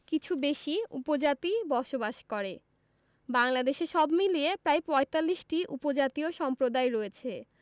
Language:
Bangla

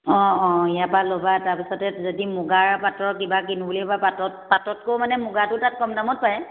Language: Assamese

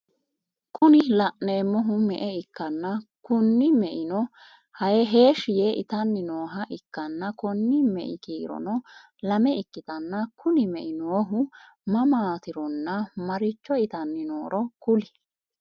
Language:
Sidamo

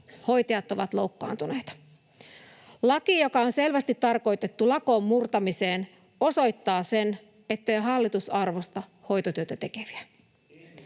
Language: Finnish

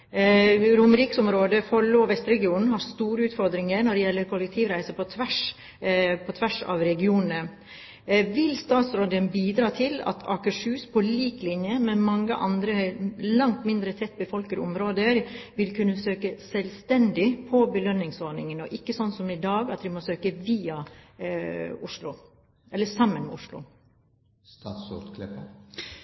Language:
Norwegian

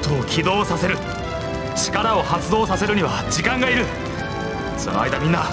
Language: Japanese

